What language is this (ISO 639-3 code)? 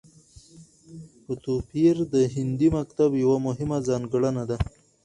pus